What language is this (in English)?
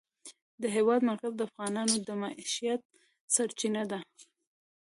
Pashto